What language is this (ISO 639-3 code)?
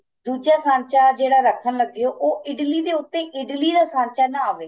pan